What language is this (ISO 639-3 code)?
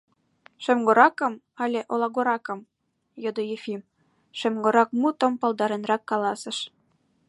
chm